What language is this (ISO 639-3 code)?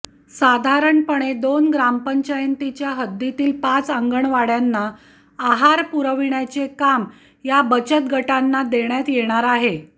mar